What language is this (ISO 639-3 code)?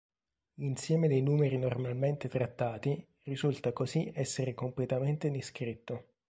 ita